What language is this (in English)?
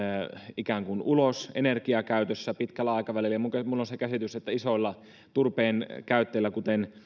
Finnish